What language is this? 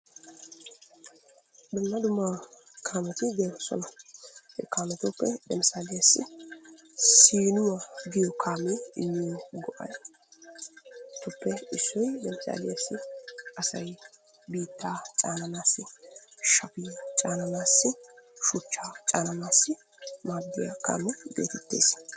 Wolaytta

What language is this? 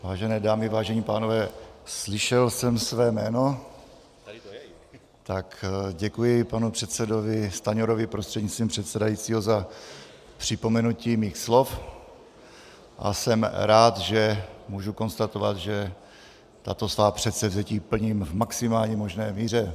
Czech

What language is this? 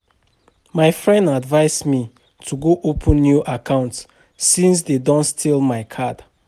Nigerian Pidgin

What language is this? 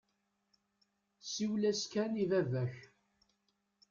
Kabyle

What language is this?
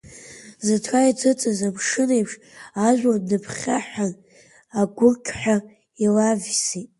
Abkhazian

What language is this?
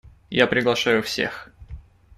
Russian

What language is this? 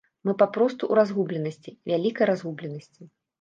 Belarusian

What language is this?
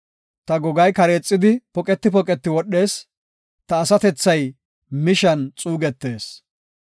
Gofa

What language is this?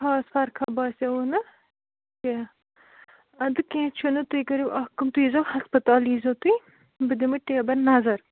Kashmiri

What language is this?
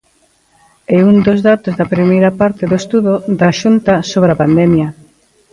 Galician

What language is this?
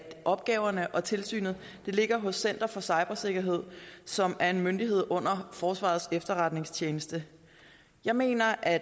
Danish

